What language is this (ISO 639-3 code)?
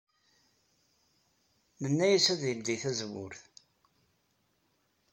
kab